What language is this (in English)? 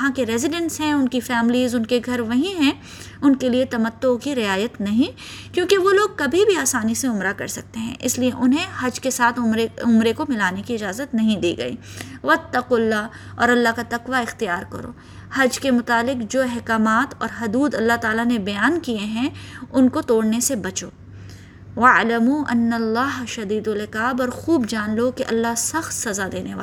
Urdu